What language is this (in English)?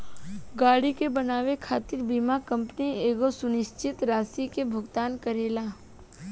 Bhojpuri